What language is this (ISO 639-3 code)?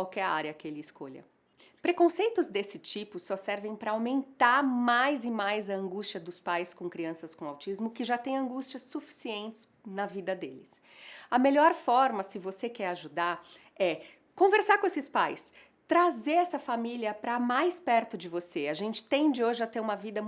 por